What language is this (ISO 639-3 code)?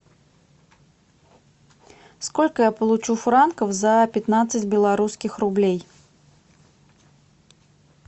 rus